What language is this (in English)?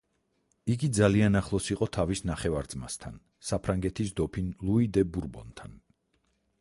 Georgian